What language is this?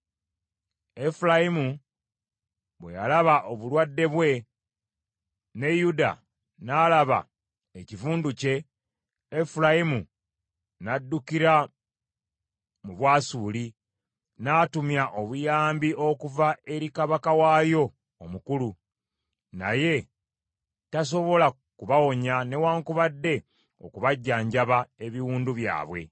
Ganda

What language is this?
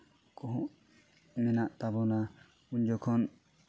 Santali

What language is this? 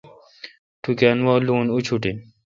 Kalkoti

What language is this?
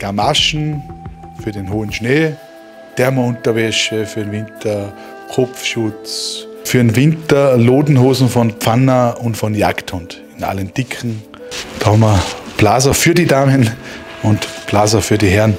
German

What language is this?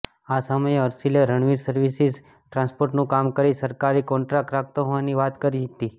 Gujarati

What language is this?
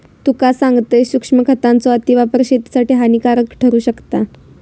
Marathi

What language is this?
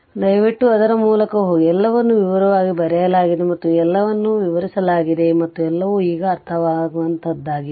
Kannada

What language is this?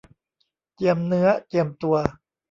Thai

